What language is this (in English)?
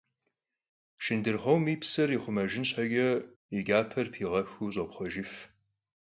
Kabardian